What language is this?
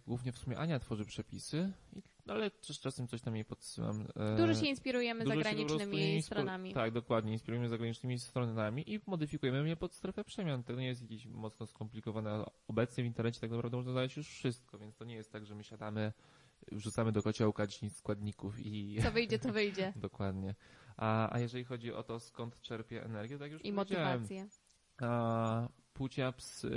Polish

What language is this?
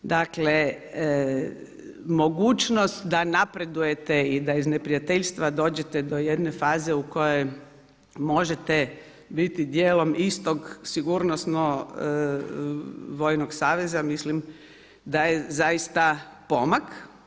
Croatian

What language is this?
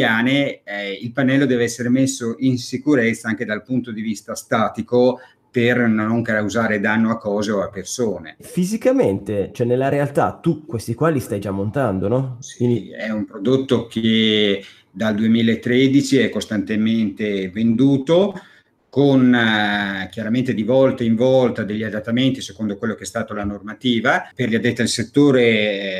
Italian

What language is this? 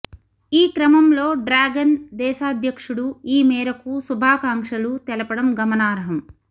Telugu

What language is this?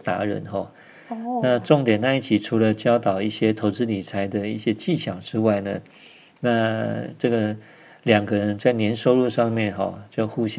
Chinese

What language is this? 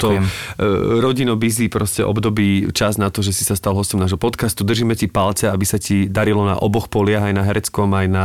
Slovak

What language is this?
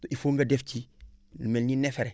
Wolof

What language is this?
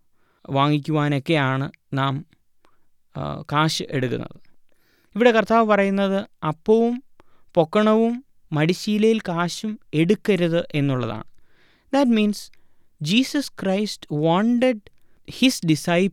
Malayalam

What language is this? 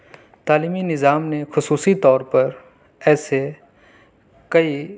Urdu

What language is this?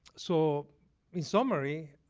English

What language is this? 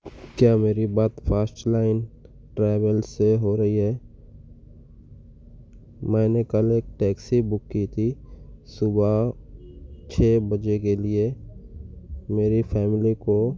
Urdu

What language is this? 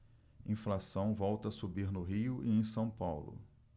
Portuguese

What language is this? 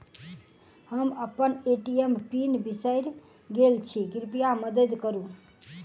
Maithili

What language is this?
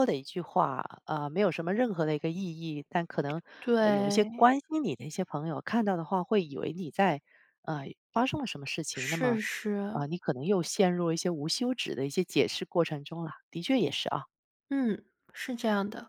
Chinese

